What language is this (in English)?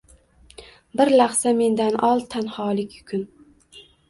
Uzbek